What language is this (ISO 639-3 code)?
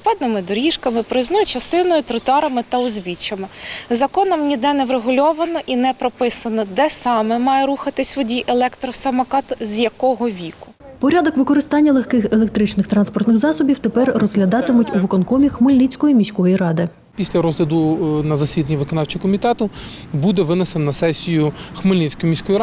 ukr